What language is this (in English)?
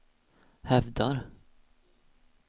Swedish